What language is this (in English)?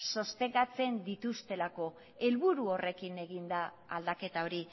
Basque